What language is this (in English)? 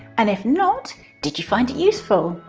English